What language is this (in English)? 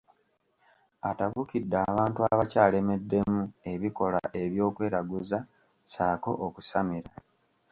Ganda